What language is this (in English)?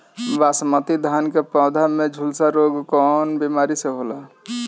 Bhojpuri